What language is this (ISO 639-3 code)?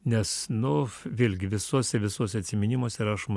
lit